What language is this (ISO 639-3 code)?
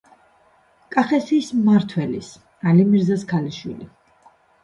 kat